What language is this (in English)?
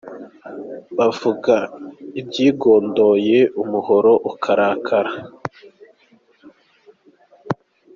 Kinyarwanda